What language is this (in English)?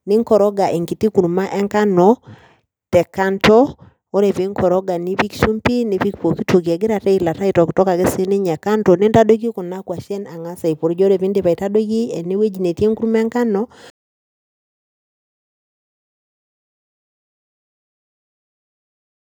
Masai